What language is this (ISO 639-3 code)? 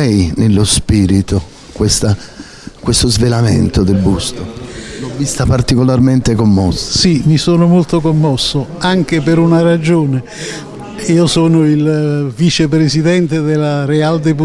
ita